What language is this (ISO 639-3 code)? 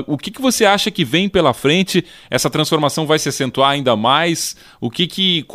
por